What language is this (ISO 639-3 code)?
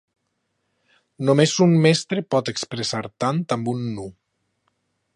cat